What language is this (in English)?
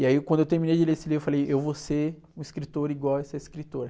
Portuguese